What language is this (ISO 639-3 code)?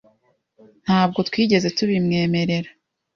kin